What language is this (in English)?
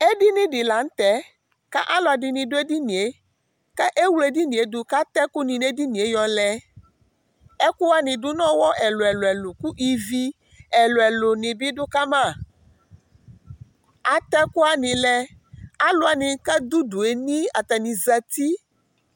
Ikposo